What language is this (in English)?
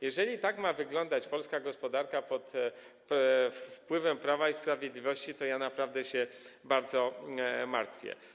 Polish